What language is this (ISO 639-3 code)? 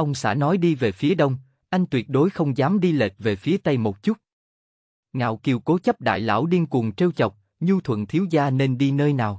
vie